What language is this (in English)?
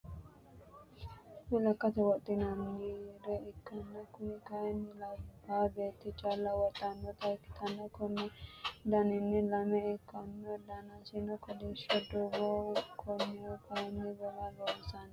Sidamo